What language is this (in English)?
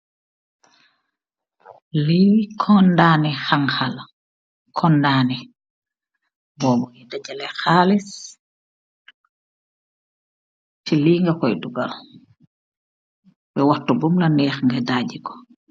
Wolof